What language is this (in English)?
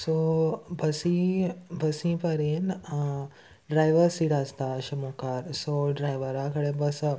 Konkani